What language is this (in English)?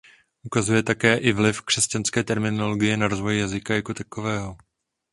Czech